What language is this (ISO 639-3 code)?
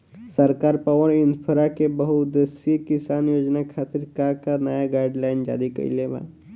bho